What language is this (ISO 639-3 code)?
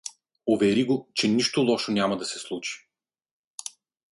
bul